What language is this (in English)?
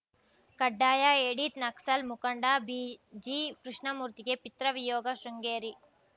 Kannada